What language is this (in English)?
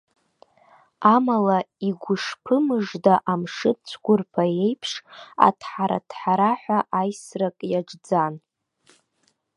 Abkhazian